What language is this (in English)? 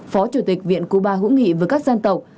Vietnamese